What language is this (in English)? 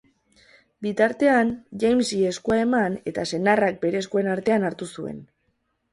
Basque